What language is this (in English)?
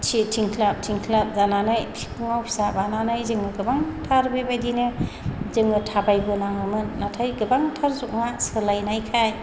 Bodo